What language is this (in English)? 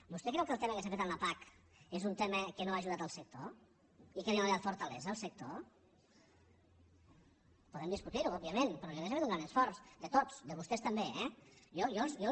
Catalan